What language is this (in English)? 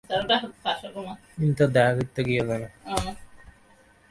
Bangla